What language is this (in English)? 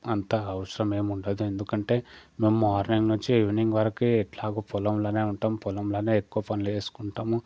Telugu